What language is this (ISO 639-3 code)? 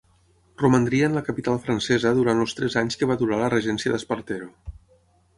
cat